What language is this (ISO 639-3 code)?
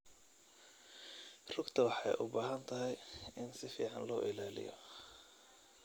som